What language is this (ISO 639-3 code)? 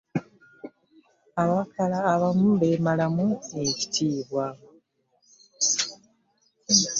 lug